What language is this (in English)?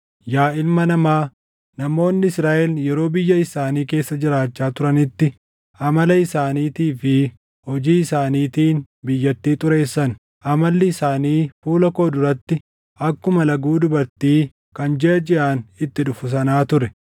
Oromo